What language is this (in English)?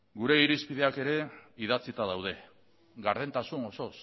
Basque